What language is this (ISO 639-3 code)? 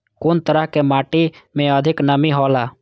mai